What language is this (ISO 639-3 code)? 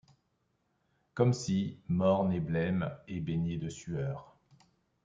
fra